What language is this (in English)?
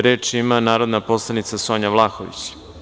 Serbian